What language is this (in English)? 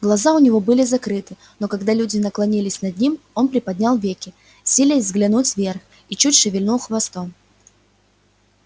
Russian